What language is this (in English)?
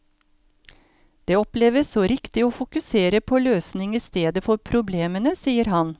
Norwegian